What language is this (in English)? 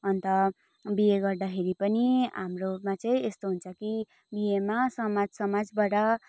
Nepali